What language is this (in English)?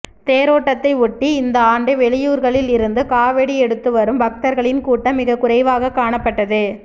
Tamil